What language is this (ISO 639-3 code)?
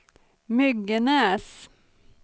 swe